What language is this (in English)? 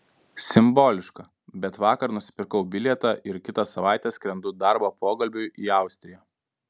Lithuanian